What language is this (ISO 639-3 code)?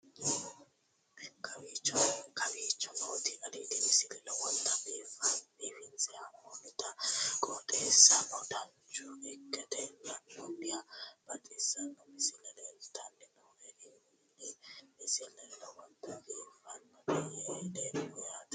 sid